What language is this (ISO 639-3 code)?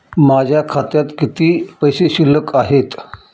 mar